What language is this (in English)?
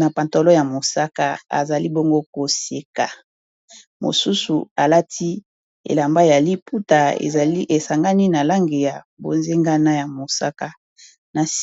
Lingala